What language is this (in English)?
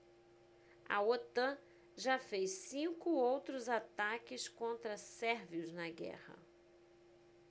Portuguese